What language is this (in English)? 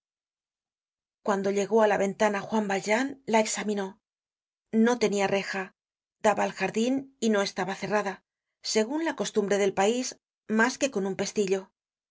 Spanish